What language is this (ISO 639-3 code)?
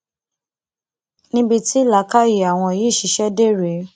yor